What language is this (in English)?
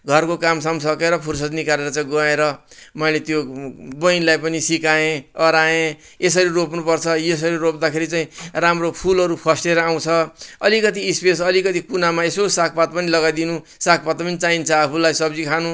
Nepali